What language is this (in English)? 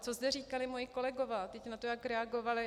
Czech